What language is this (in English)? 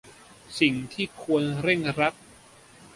Thai